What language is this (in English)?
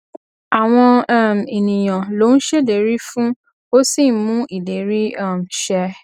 Yoruba